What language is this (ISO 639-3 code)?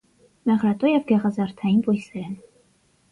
hye